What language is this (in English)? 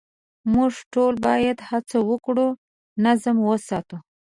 Pashto